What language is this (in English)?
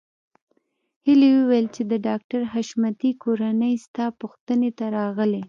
Pashto